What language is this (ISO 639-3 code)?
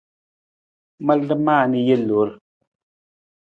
nmz